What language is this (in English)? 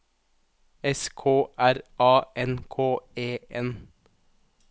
Norwegian